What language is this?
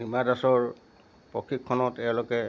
Assamese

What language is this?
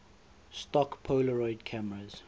English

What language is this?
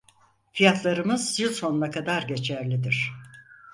Turkish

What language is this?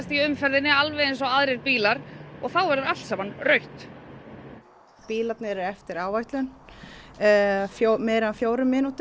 Icelandic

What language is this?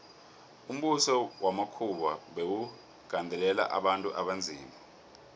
South Ndebele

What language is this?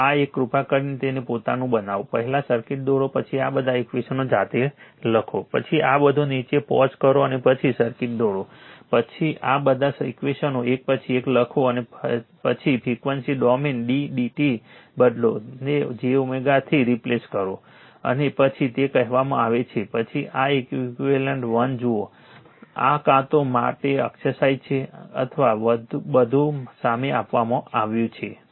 Gujarati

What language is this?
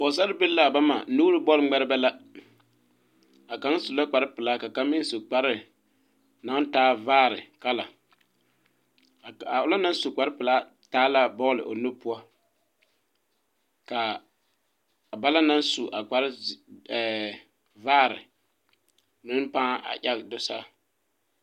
Southern Dagaare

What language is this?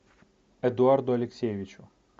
Russian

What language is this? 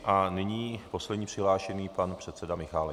Czech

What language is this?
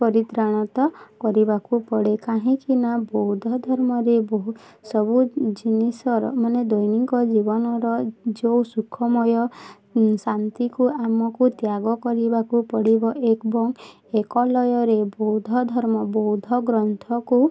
Odia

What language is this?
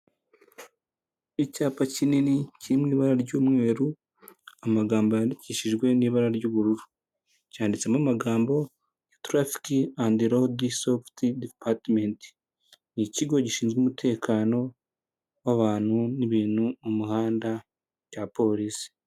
Kinyarwanda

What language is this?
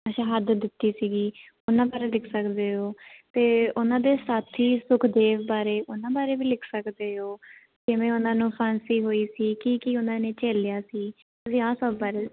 Punjabi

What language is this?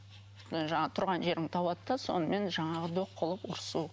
Kazakh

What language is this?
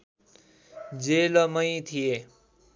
Nepali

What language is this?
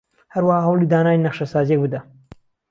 Central Kurdish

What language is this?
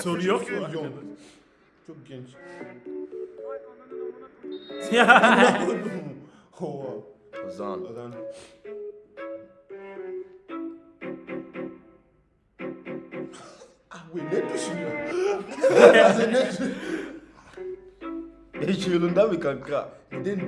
Turkish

